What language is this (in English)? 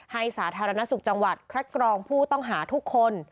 Thai